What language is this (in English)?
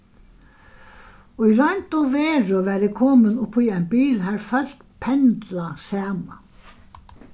Faroese